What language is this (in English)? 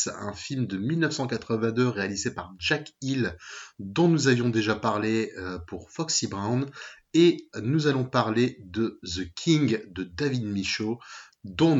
French